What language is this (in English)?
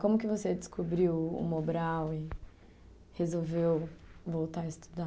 Portuguese